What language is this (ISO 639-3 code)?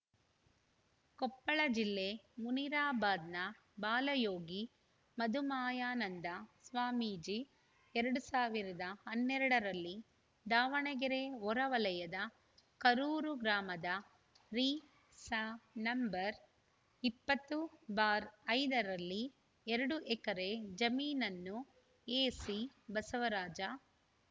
kan